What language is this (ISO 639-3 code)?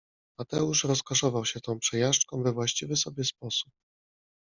pol